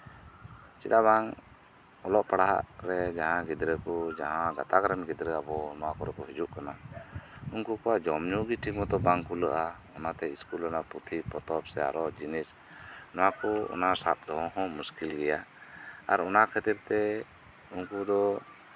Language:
Santali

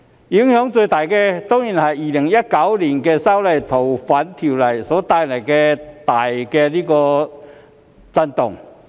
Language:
Cantonese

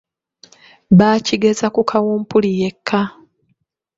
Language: Ganda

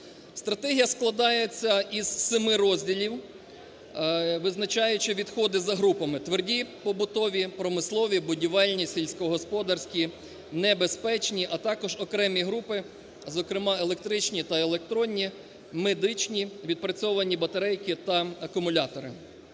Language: Ukrainian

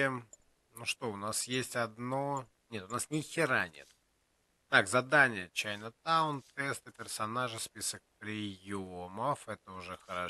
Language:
Russian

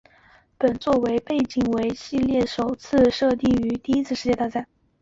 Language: Chinese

